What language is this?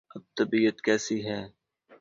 Urdu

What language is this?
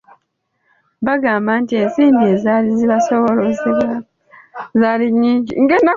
Ganda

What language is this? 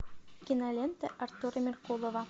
Russian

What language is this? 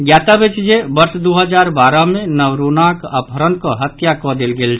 Maithili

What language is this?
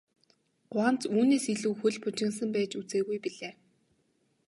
Mongolian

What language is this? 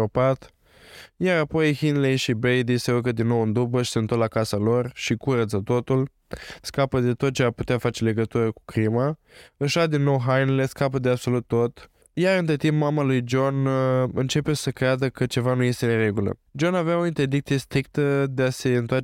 Romanian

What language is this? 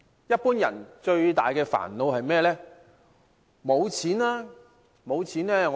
Cantonese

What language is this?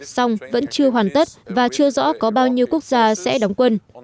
Vietnamese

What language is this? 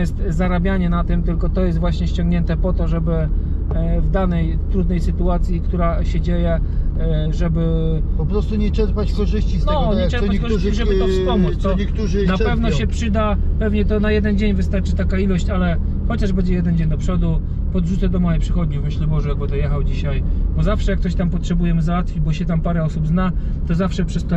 Polish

